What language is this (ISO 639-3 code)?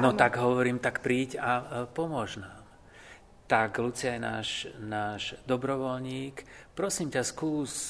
slk